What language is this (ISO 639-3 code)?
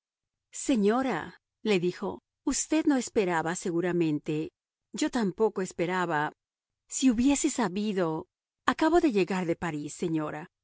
spa